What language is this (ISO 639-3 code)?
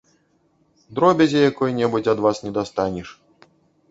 bel